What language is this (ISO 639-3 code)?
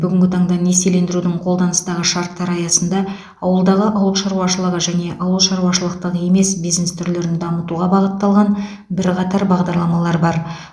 kaz